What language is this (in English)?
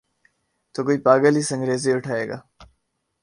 Urdu